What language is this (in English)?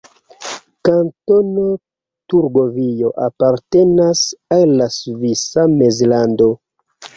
Esperanto